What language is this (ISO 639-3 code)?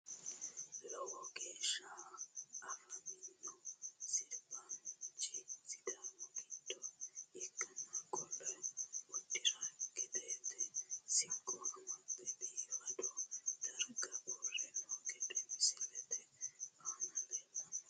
sid